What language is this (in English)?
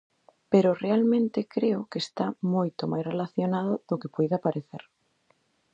Galician